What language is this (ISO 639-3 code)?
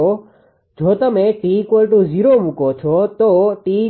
guj